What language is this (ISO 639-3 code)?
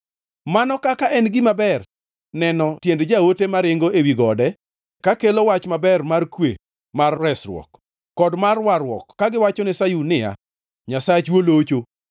luo